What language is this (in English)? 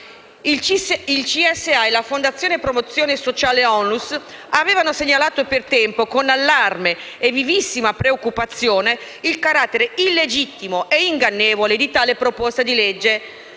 Italian